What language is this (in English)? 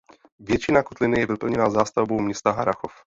Czech